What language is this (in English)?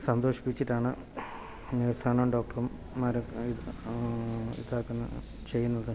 Malayalam